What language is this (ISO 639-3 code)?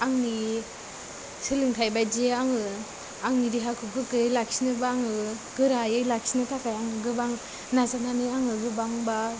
brx